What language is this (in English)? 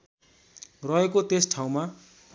Nepali